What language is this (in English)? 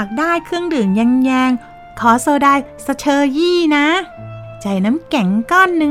Thai